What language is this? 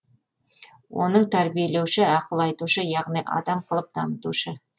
Kazakh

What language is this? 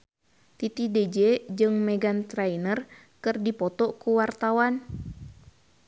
Sundanese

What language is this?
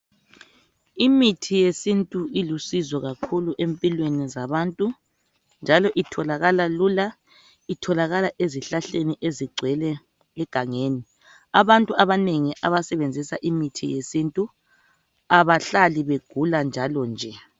North Ndebele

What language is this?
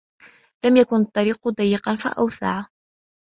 Arabic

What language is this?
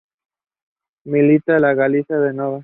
Spanish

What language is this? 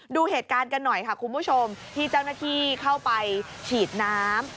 Thai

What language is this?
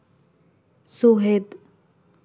Santali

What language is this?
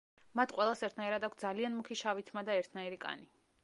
Georgian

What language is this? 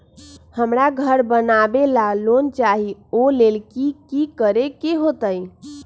Magahi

